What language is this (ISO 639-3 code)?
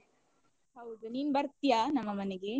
kan